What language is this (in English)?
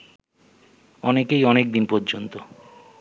Bangla